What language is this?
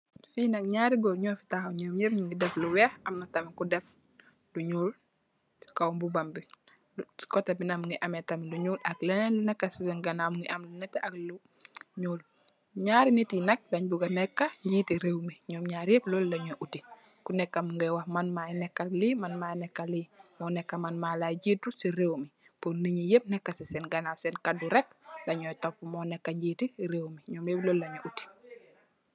Wolof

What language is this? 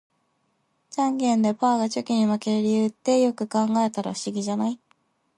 Japanese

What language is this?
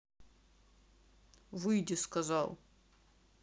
Russian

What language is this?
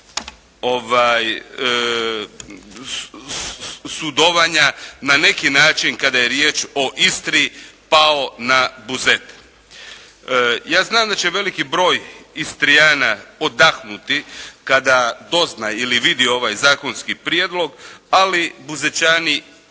Croatian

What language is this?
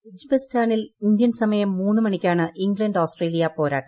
Malayalam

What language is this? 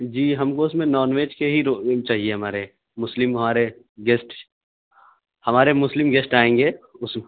Urdu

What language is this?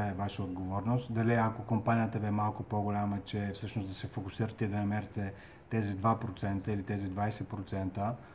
Bulgarian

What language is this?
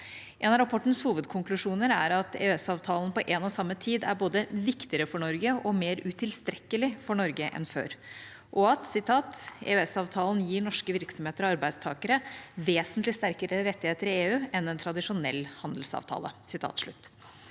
Norwegian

